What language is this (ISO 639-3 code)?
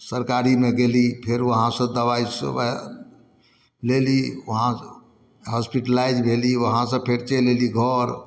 mai